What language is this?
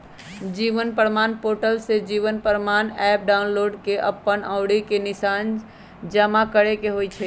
Magahi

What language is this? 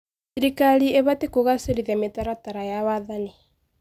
Kikuyu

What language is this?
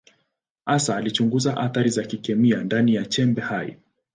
Swahili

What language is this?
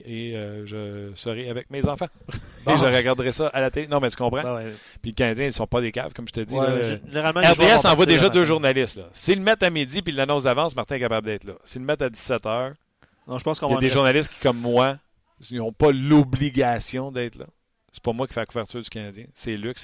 French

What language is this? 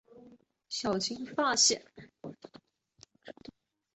Chinese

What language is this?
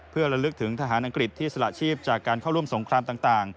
Thai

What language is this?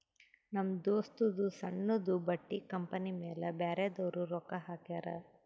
Kannada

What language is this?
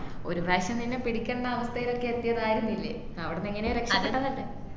Malayalam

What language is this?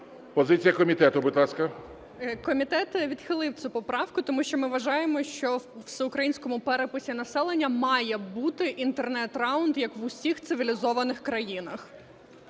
Ukrainian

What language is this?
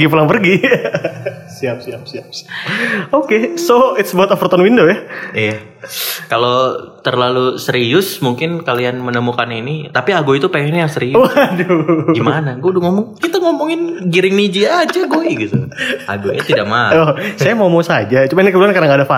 Indonesian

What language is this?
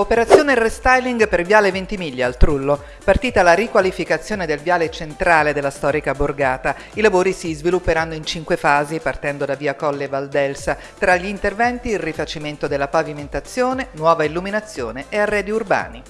Italian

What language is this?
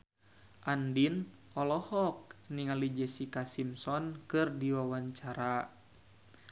Sundanese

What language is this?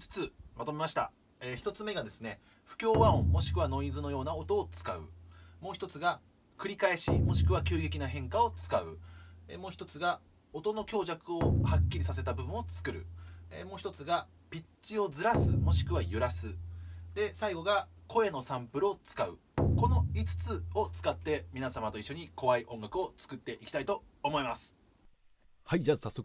Japanese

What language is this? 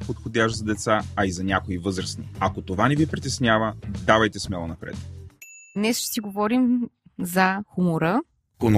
Bulgarian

